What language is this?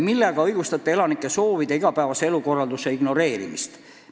Estonian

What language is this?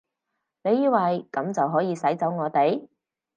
Cantonese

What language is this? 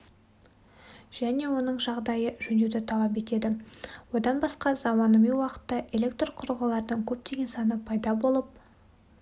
Kazakh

